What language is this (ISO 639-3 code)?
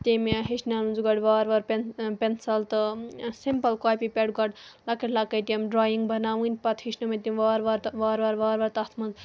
kas